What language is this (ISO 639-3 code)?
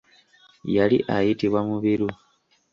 lug